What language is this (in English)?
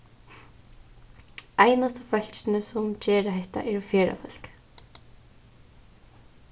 Faroese